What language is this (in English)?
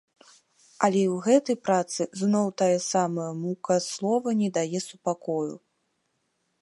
Belarusian